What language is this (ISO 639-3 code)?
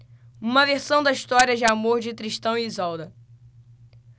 por